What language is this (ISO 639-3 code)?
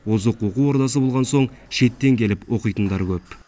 kaz